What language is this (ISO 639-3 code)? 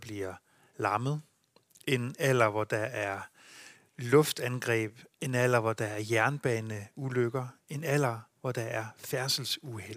dan